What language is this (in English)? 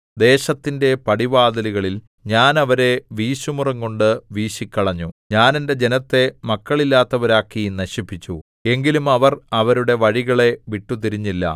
Malayalam